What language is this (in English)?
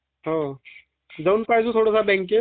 Marathi